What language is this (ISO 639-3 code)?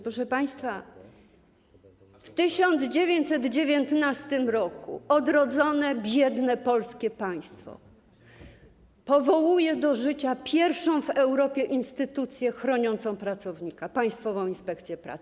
pol